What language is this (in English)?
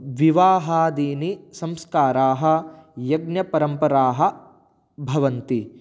Sanskrit